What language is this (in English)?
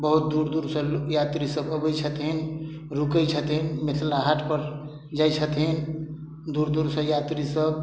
Maithili